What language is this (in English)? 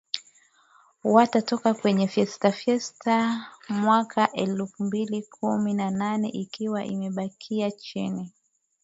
Swahili